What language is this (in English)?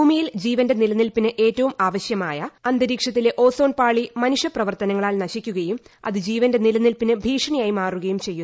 Malayalam